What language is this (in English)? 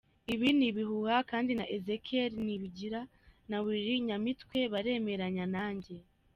Kinyarwanda